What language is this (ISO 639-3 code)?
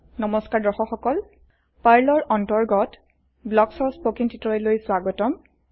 asm